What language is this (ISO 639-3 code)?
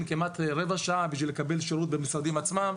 heb